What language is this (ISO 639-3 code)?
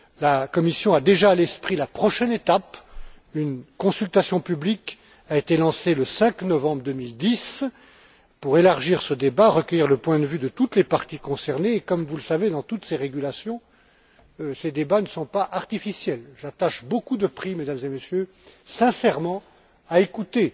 fra